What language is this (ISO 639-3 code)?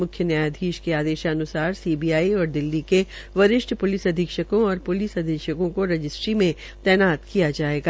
hin